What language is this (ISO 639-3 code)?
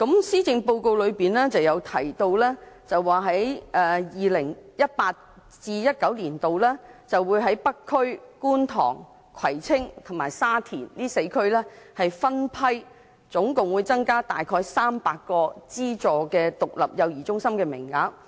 yue